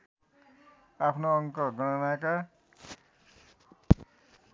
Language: Nepali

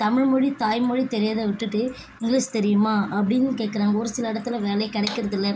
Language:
Tamil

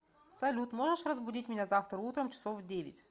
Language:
Russian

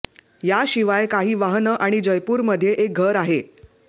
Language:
Marathi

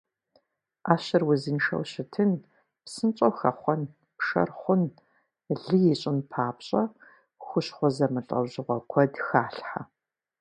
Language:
Kabardian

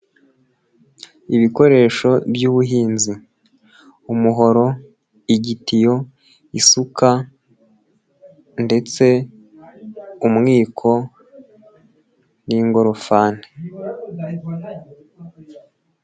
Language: Kinyarwanda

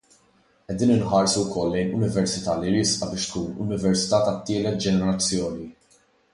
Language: Maltese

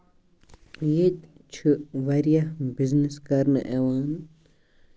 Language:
Kashmiri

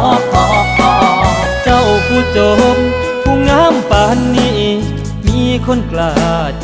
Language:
Thai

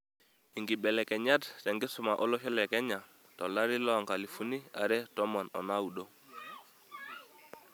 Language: Masai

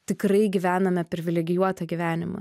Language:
Lithuanian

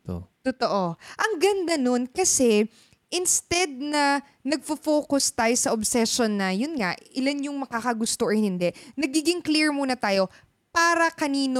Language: Filipino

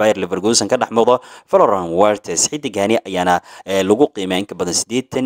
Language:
Arabic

